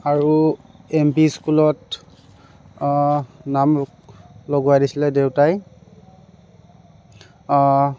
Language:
Assamese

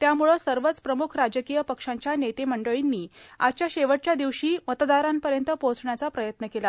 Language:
Marathi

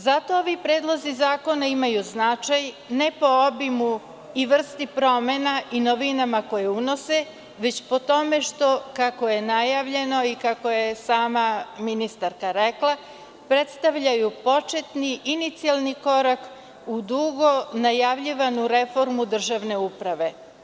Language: Serbian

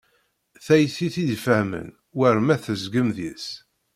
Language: Kabyle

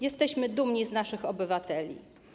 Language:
Polish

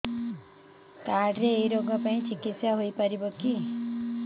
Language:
Odia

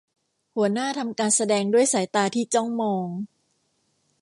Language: Thai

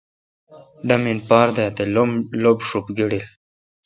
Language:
Kalkoti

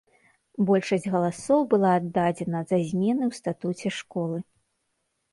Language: Belarusian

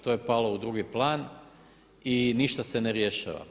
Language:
Croatian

